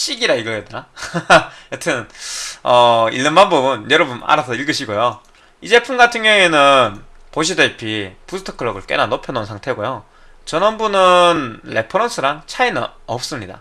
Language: Korean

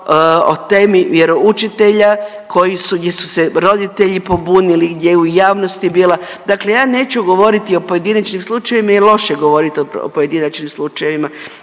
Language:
Croatian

